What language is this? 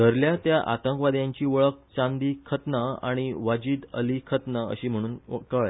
Konkani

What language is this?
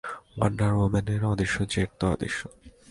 Bangla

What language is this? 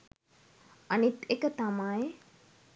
Sinhala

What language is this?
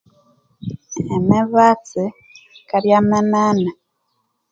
Konzo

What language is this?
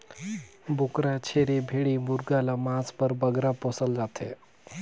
Chhattisgarhi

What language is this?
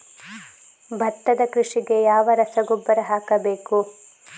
Kannada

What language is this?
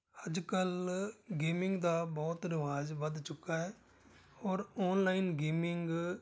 Punjabi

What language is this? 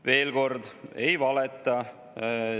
Estonian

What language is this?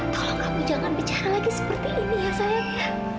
Indonesian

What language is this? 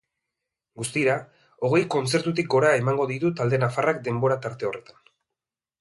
Basque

